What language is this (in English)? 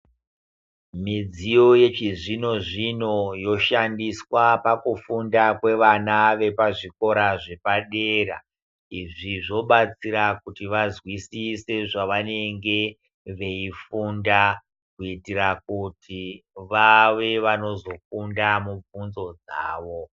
Ndau